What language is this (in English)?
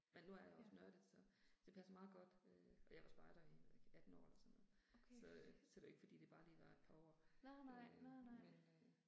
Danish